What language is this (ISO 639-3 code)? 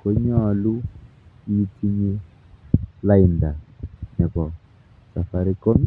kln